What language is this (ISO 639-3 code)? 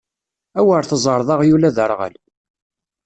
kab